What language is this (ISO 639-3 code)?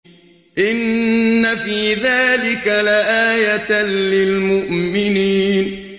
ara